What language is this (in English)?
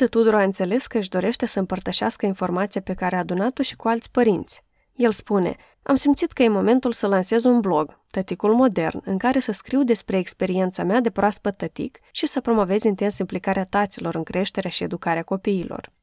Romanian